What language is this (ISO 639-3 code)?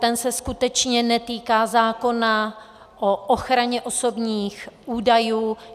ces